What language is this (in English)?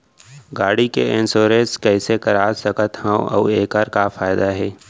Chhattisgarhi